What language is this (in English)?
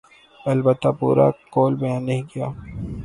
Urdu